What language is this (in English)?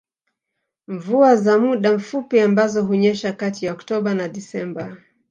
Swahili